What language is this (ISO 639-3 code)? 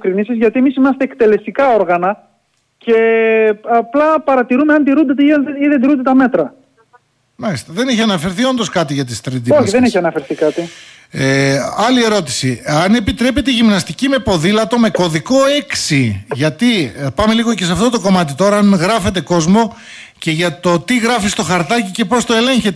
ell